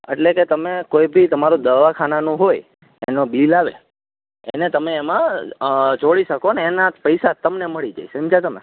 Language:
Gujarati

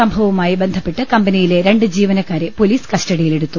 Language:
Malayalam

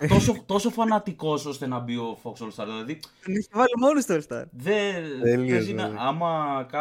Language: Greek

